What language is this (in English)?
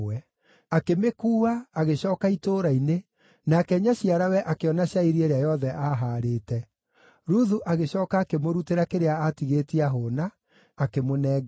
Kikuyu